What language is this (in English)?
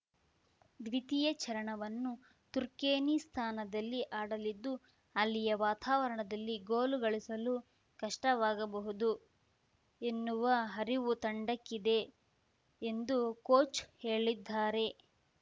Kannada